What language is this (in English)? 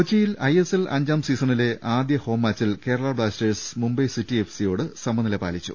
Malayalam